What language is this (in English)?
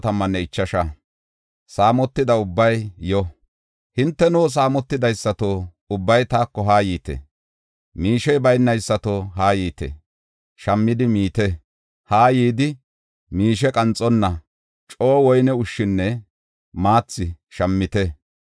Gofa